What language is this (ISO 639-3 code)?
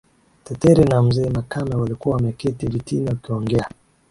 swa